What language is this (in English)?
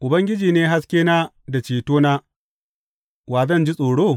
Hausa